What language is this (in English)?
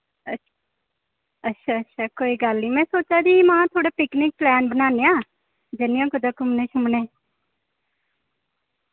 Dogri